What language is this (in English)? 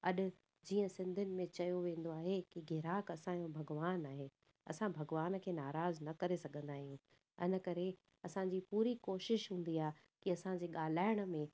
Sindhi